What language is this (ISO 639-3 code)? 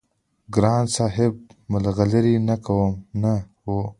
pus